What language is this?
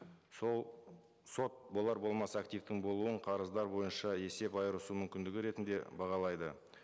Kazakh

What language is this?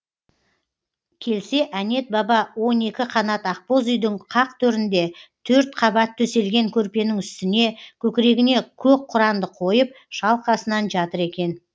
Kazakh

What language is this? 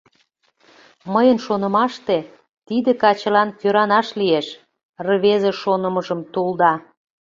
Mari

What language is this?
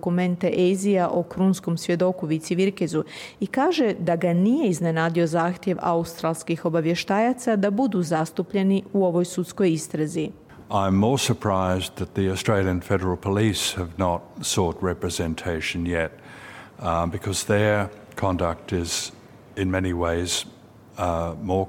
Croatian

